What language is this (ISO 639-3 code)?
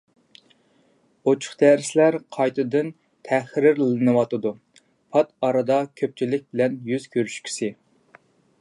uig